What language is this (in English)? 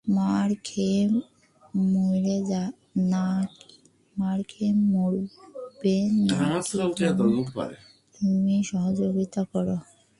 Bangla